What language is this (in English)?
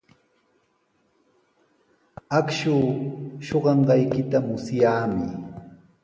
Sihuas Ancash Quechua